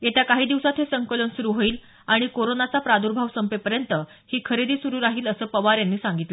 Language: Marathi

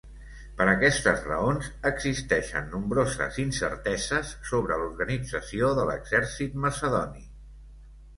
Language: Catalan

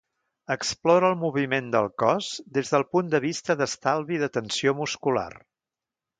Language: Catalan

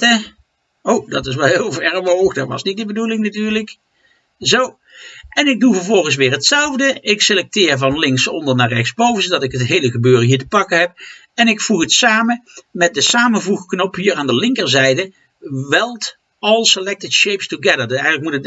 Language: Dutch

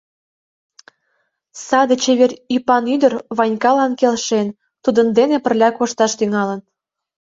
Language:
Mari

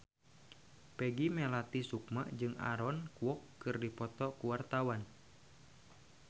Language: Sundanese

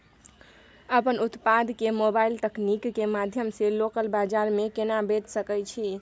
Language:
Maithili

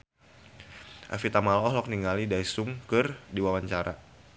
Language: Sundanese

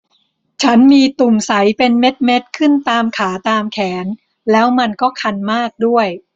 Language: Thai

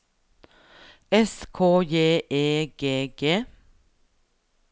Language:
Norwegian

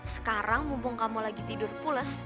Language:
Indonesian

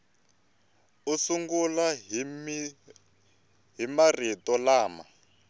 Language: Tsonga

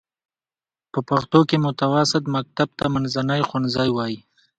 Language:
Pashto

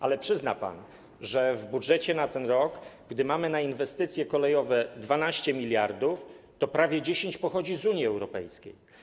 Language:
Polish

